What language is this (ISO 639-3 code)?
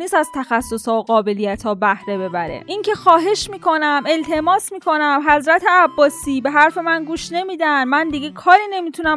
fas